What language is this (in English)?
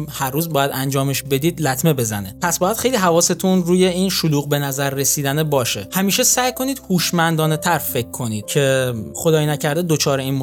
Persian